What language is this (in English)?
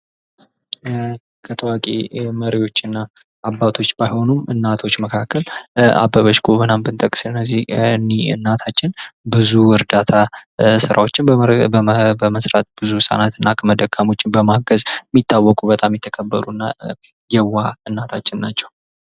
Amharic